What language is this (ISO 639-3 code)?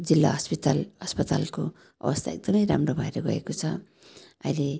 nep